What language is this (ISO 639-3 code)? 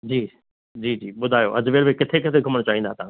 snd